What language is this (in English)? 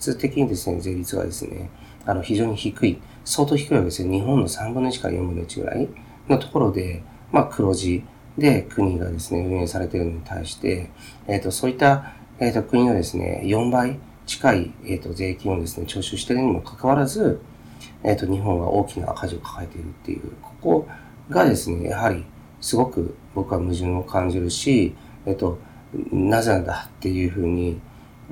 Japanese